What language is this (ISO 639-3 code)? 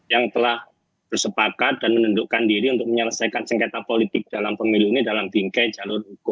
ind